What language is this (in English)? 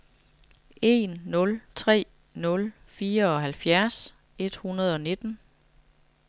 Danish